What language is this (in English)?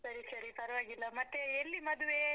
Kannada